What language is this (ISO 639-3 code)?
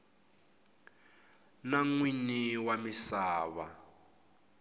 tso